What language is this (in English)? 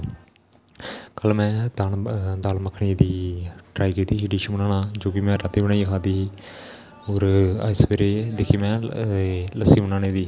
Dogri